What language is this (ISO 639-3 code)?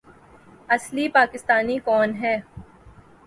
urd